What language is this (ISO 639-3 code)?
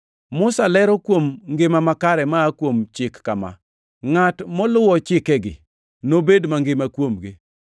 luo